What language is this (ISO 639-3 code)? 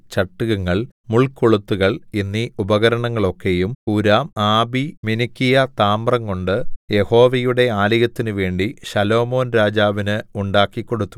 mal